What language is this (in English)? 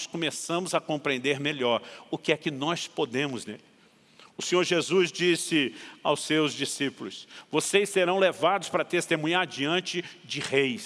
Portuguese